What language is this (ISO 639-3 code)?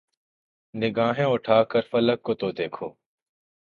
urd